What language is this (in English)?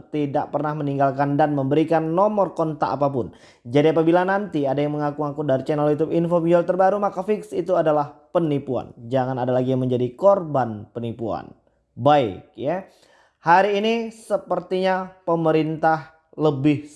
Indonesian